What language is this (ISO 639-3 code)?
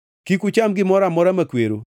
luo